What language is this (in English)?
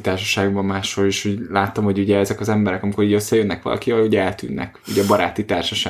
Hungarian